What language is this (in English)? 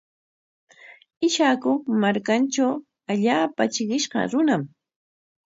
Corongo Ancash Quechua